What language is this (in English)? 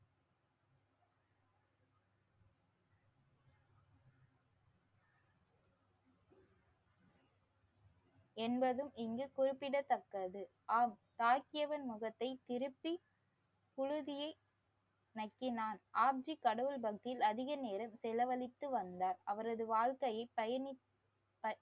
Tamil